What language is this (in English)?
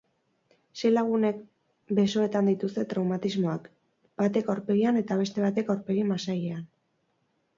Basque